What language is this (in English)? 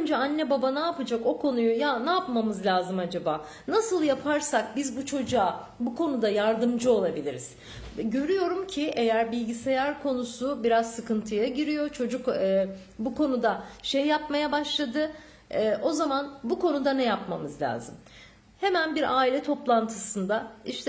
Turkish